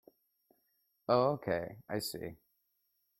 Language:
English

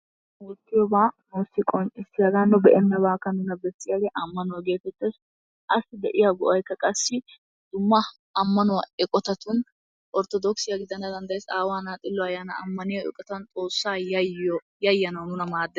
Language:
Wolaytta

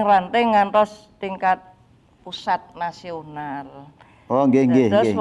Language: Indonesian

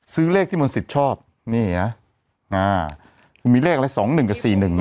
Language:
Thai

